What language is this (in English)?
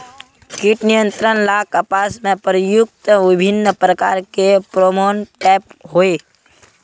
Magahi